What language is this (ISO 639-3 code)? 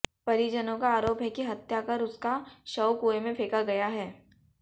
hin